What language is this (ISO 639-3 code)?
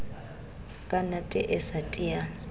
sot